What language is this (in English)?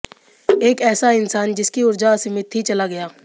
Hindi